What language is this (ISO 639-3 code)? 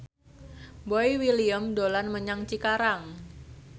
jav